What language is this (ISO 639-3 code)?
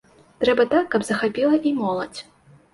bel